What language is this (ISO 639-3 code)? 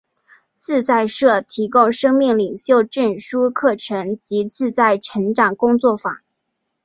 zho